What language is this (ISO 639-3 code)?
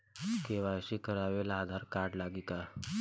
bho